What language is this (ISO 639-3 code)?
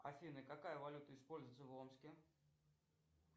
rus